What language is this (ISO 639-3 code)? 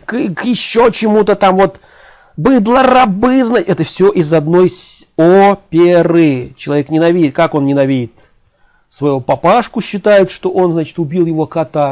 rus